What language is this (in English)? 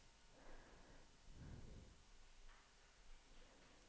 Danish